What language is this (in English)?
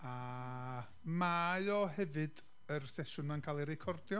Welsh